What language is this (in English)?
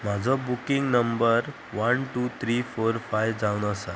Konkani